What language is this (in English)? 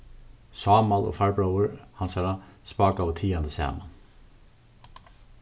Faroese